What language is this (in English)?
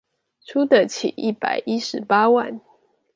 Chinese